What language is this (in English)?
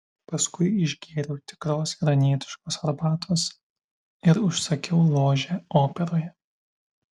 Lithuanian